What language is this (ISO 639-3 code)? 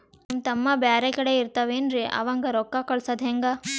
kan